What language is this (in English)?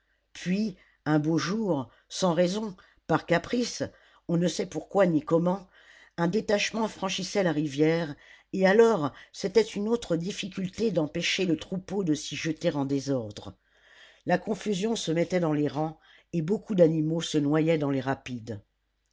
French